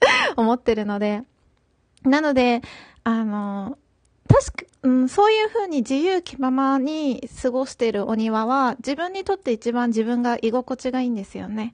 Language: Japanese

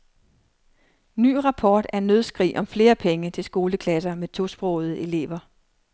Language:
Danish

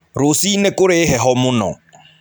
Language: Kikuyu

